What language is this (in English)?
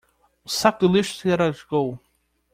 Portuguese